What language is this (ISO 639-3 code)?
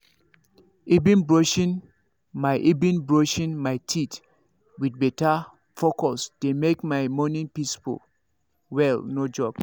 pcm